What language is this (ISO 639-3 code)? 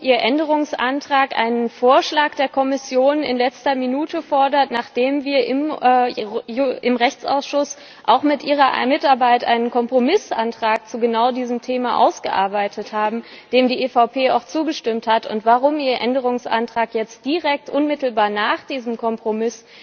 deu